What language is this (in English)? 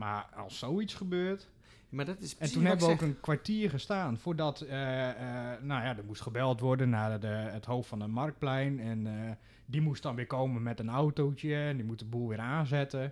Dutch